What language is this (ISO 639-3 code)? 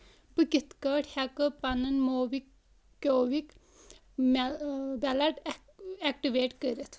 kas